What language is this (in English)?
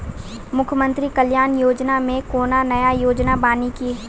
Maithili